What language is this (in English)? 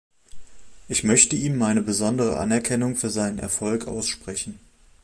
German